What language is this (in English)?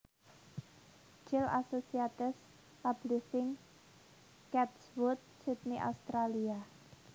Javanese